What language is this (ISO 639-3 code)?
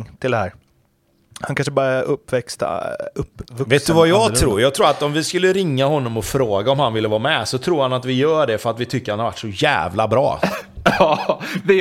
swe